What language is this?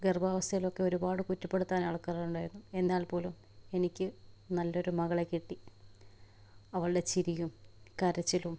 Malayalam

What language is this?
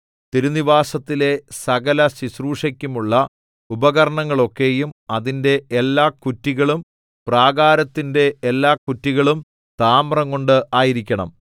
Malayalam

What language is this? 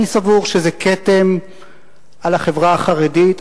Hebrew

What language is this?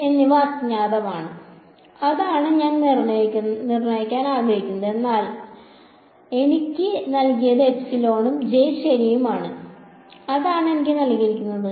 Malayalam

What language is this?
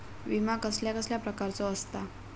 Marathi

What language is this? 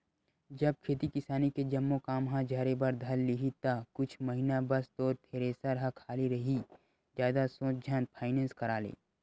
Chhattisgarhi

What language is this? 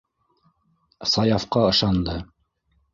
Bashkir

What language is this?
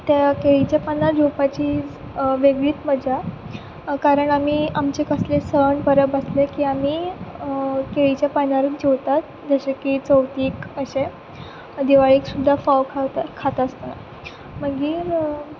Konkani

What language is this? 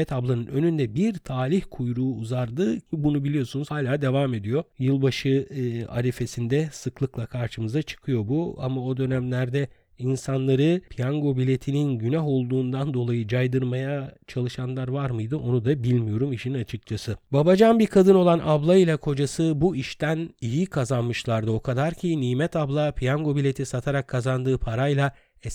Turkish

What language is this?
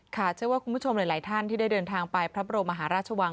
Thai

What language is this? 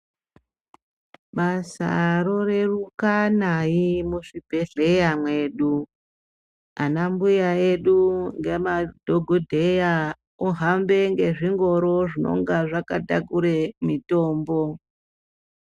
Ndau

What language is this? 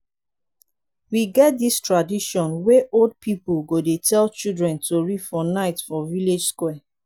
Nigerian Pidgin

